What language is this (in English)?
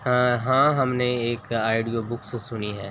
Urdu